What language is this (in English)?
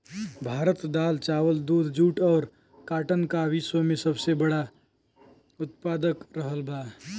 Bhojpuri